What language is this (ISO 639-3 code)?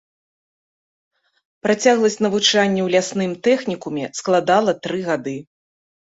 bel